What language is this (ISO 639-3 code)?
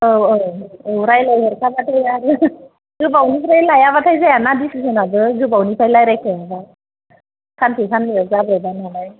brx